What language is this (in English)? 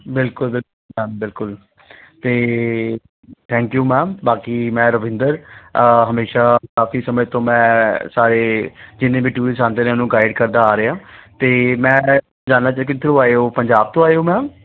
Punjabi